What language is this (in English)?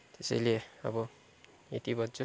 Nepali